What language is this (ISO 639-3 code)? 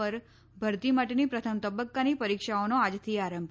guj